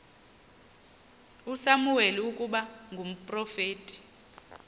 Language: Xhosa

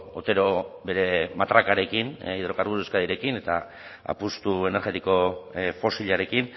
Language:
Basque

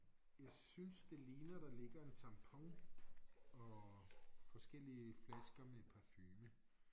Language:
Danish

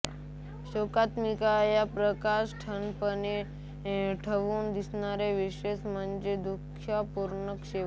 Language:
Marathi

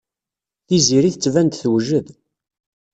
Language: Kabyle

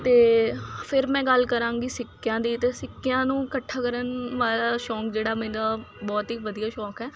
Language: Punjabi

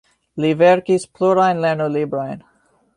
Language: Esperanto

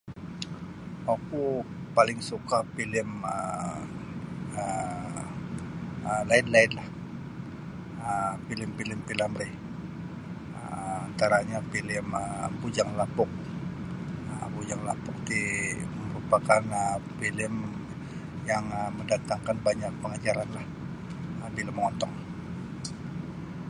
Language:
Sabah Bisaya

